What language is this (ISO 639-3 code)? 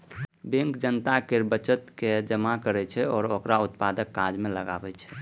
mai